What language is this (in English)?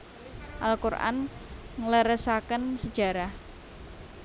Javanese